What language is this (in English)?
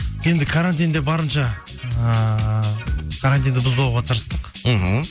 Kazakh